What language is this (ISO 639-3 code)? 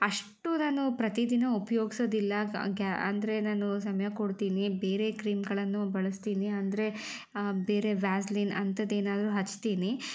kan